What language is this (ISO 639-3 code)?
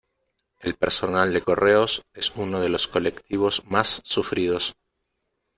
spa